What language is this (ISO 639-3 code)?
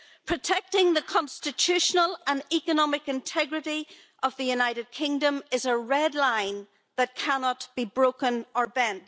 eng